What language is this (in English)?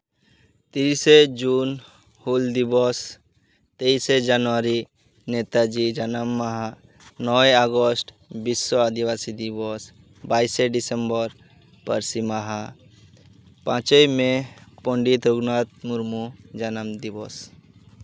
Santali